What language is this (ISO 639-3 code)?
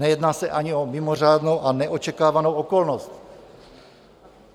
ces